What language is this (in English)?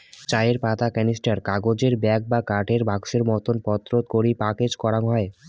Bangla